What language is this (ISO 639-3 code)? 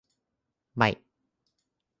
tha